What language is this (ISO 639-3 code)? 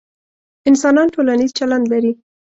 pus